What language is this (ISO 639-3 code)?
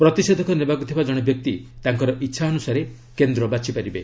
ori